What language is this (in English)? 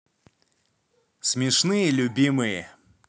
Russian